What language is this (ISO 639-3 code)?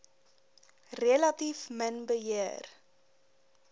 afr